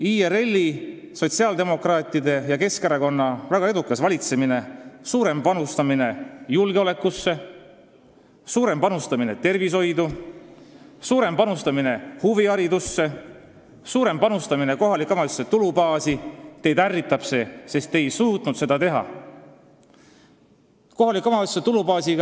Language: Estonian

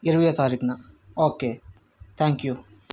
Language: Telugu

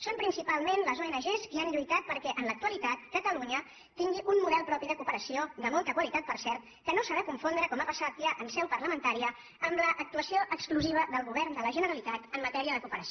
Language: Catalan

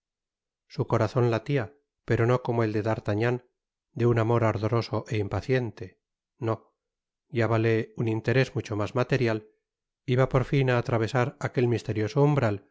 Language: Spanish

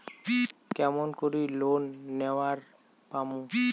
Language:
Bangla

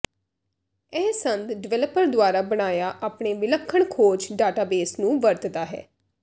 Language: Punjabi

